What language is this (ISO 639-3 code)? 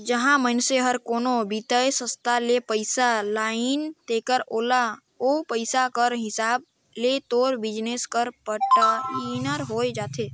hne